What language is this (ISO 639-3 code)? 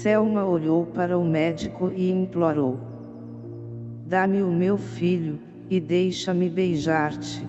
por